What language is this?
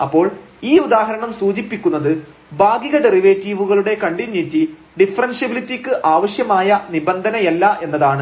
Malayalam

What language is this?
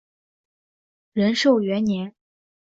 Chinese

